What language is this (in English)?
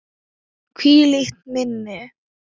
Icelandic